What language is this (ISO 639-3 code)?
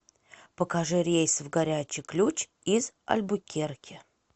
rus